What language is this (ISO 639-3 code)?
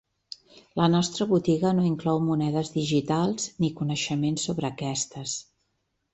cat